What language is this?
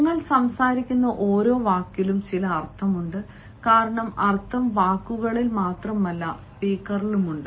Malayalam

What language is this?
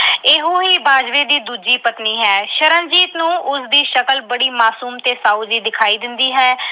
Punjabi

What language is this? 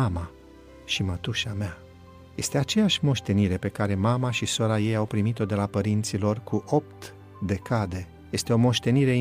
Romanian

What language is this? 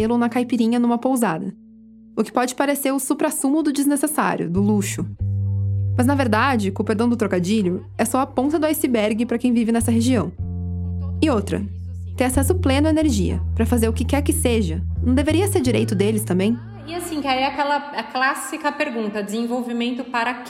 Portuguese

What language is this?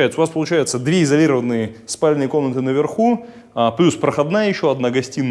Russian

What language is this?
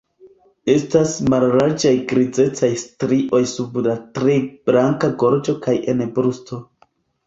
Esperanto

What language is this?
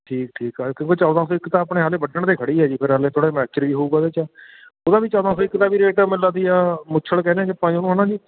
Punjabi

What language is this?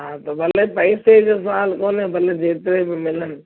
Sindhi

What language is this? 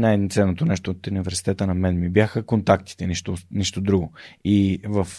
Bulgarian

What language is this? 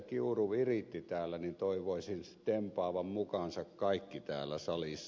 Finnish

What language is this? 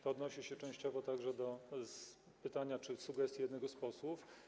Polish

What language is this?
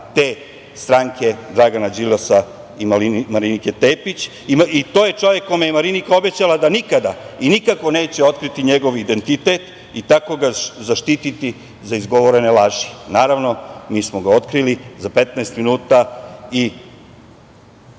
Serbian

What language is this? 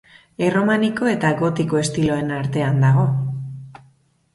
Basque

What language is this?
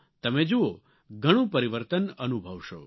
Gujarati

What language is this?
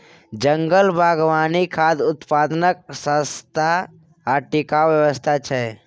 Maithili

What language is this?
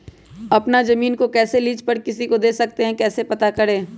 Magahi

